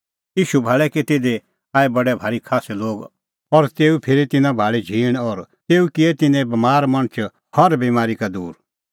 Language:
Kullu Pahari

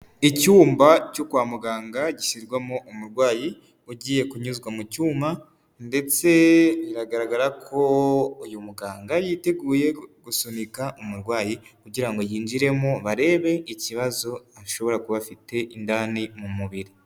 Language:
Kinyarwanda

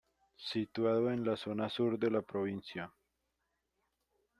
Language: Spanish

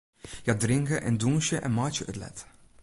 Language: Western Frisian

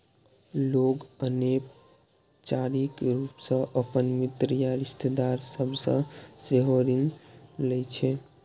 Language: Maithili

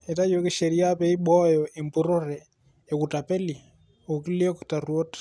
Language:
Masai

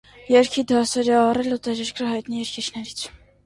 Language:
Armenian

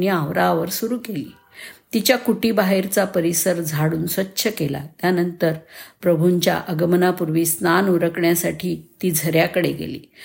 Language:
Marathi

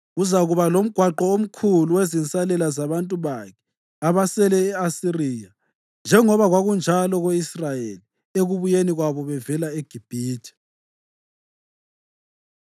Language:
North Ndebele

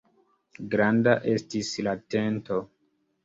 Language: Esperanto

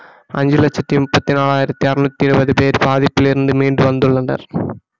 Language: Tamil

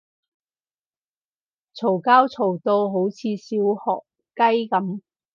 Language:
Cantonese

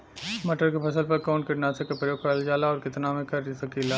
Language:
Bhojpuri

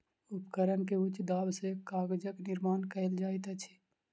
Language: Maithili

